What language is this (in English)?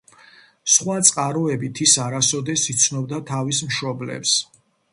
Georgian